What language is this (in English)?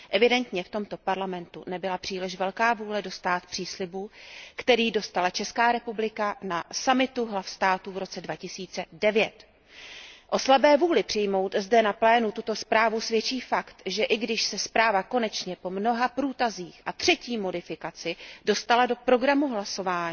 Czech